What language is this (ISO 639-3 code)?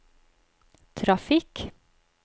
nor